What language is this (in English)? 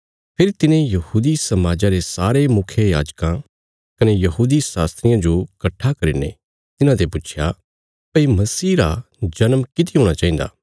Bilaspuri